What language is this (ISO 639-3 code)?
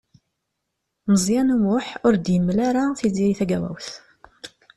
kab